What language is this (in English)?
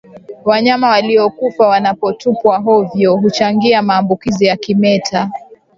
Swahili